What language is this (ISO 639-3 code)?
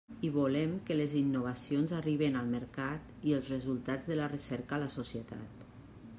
cat